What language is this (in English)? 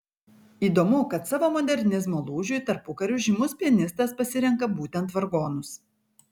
Lithuanian